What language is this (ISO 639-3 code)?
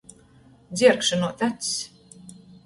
ltg